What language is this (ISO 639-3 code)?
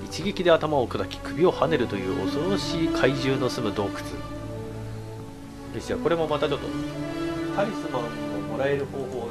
jpn